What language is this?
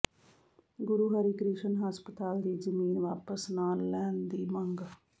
Punjabi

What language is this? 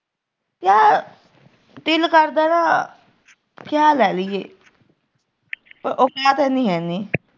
Punjabi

